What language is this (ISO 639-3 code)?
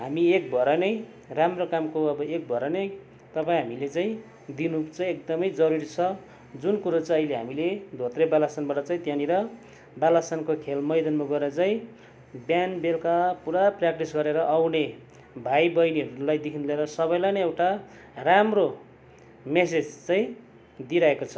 nep